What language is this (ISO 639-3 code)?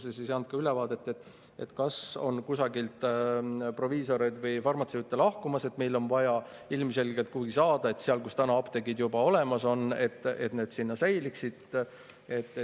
est